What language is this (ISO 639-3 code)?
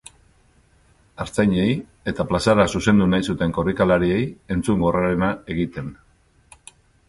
eus